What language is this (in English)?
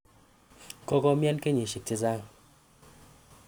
Kalenjin